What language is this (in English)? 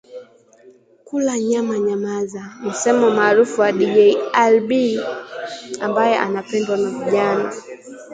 Swahili